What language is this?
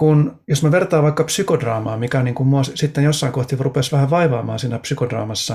Finnish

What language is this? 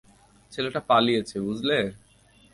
Bangla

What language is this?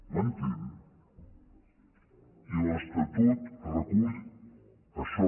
Catalan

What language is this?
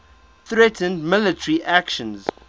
English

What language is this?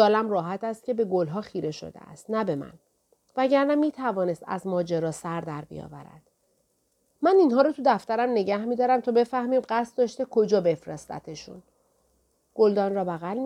Persian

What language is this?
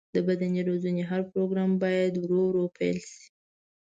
Pashto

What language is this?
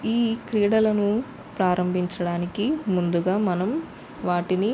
Telugu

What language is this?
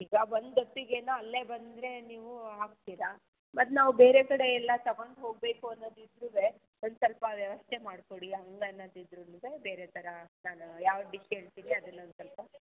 Kannada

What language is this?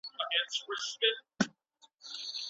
Pashto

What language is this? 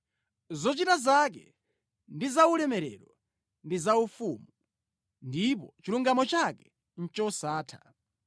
Nyanja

